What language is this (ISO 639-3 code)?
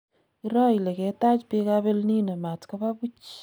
kln